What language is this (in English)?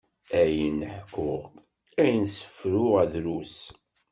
Kabyle